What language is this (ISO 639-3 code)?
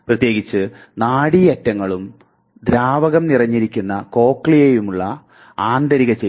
mal